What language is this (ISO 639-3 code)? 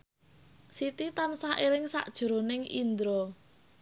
jav